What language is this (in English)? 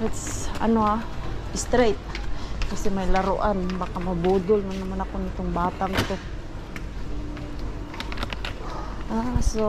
Filipino